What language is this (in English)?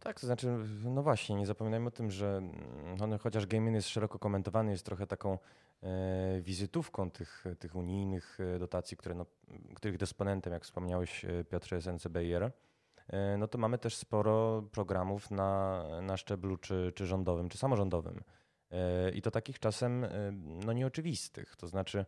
Polish